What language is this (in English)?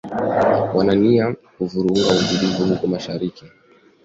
Swahili